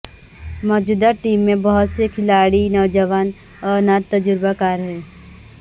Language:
Urdu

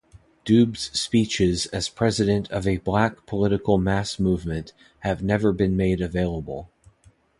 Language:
English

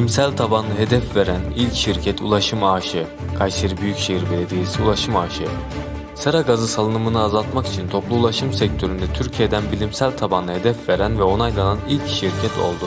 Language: Turkish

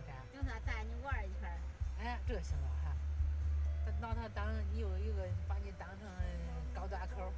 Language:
Chinese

